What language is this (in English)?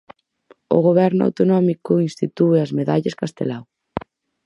Galician